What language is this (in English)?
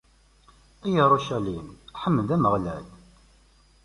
Kabyle